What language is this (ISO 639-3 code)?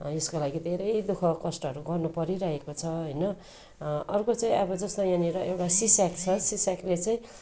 nep